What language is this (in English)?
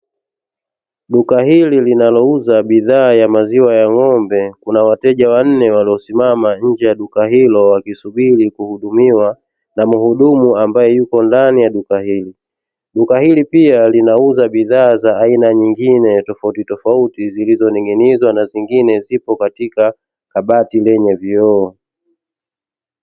Swahili